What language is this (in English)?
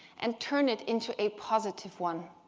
English